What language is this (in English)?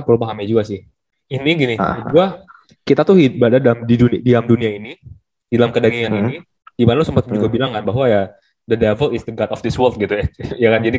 Indonesian